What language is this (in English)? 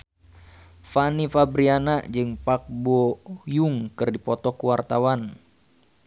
Sundanese